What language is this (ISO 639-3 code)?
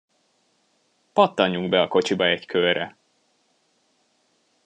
hun